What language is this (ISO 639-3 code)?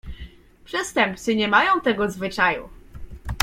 pol